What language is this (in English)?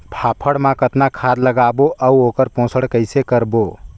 Chhattisgarhi